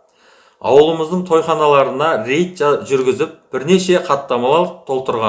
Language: Kazakh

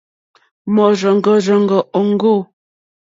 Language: Mokpwe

